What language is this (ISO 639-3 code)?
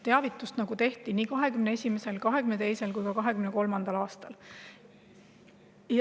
est